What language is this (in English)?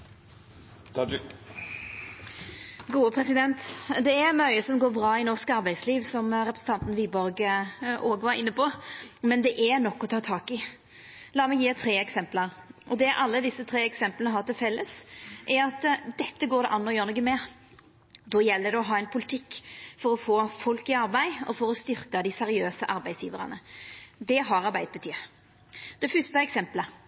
Norwegian Nynorsk